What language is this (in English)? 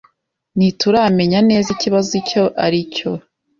Kinyarwanda